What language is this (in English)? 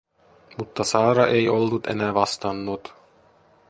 Finnish